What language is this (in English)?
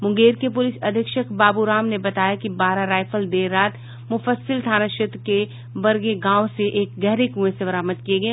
Hindi